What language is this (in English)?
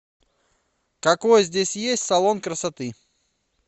Russian